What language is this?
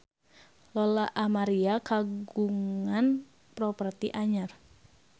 Sundanese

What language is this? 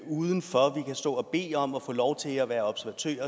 Danish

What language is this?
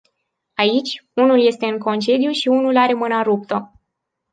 Romanian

